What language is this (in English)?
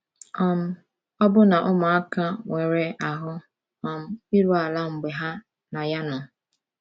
Igbo